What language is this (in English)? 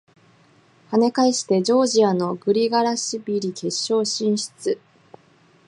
Japanese